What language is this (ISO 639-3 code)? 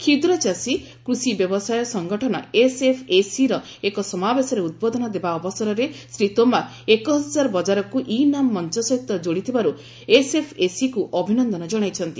ori